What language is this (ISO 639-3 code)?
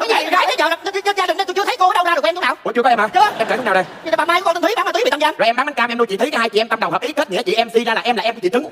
vie